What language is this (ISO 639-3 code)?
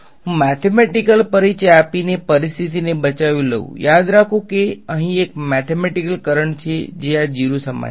guj